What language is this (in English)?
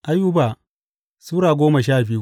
Hausa